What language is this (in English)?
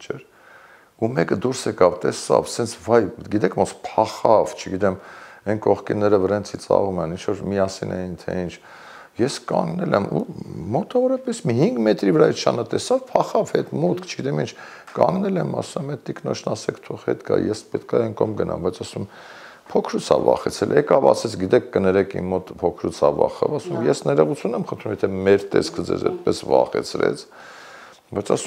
Romanian